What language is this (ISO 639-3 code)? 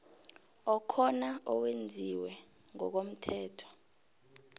nbl